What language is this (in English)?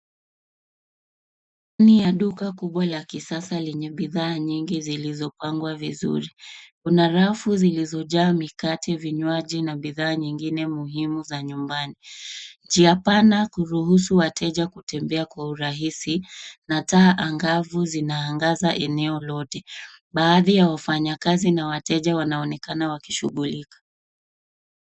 Swahili